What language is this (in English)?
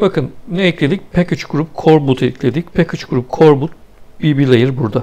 Turkish